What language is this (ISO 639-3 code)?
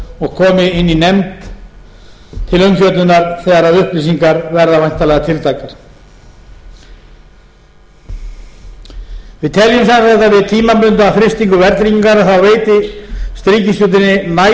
isl